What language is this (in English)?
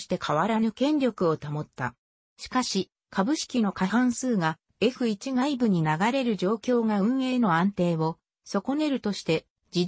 Japanese